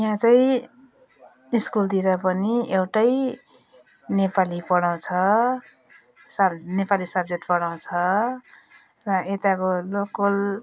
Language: Nepali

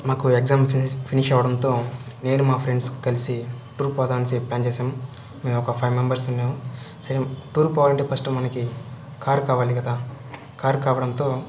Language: Telugu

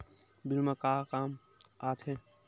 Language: Chhattisgarhi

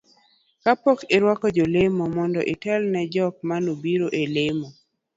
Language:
Luo (Kenya and Tanzania)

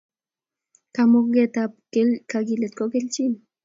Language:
Kalenjin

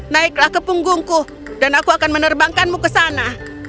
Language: Indonesian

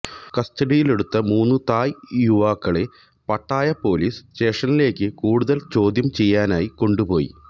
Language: Malayalam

